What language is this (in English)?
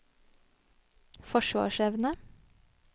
Norwegian